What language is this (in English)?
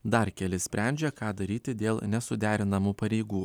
Lithuanian